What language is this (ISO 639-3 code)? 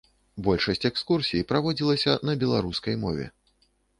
bel